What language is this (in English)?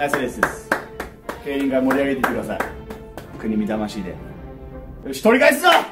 Japanese